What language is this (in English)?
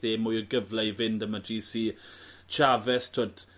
Welsh